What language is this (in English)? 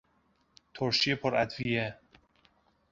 Persian